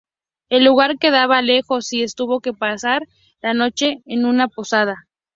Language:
Spanish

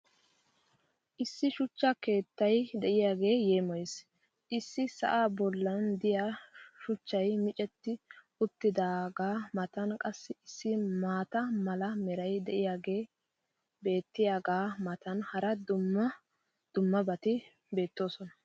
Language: Wolaytta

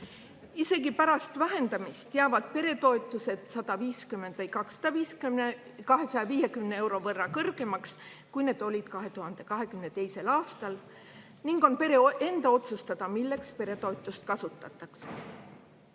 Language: Estonian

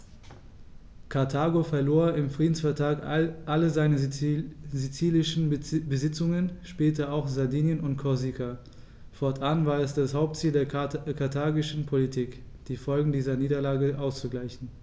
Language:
German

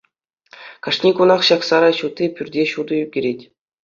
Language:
Chuvash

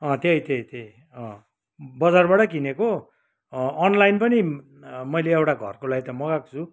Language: Nepali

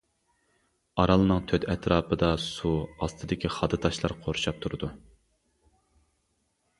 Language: Uyghur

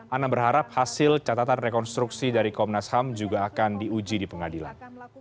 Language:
Indonesian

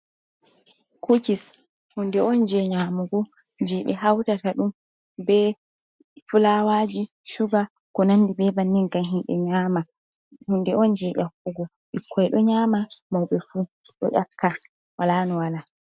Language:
Fula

